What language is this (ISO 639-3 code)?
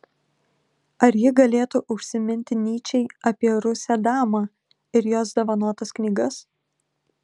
lit